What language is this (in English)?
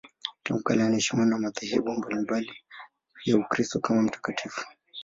Swahili